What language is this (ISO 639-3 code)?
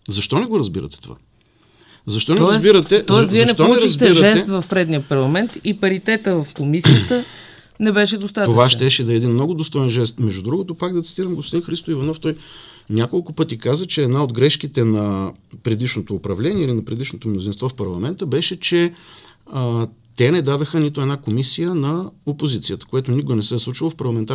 bul